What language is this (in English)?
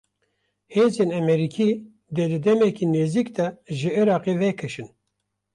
Kurdish